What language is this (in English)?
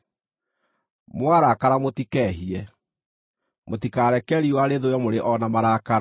Kikuyu